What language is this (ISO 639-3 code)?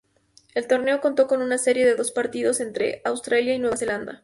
spa